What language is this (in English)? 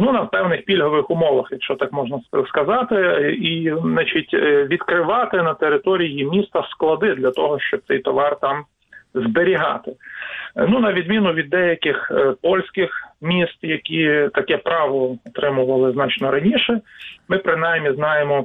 Ukrainian